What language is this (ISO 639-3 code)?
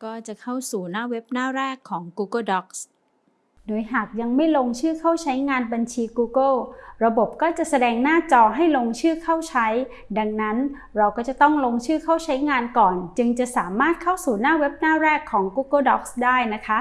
tha